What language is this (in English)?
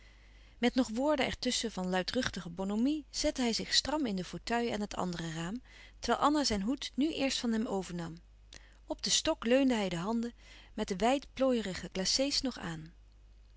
Dutch